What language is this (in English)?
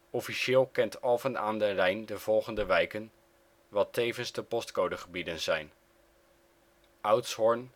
Dutch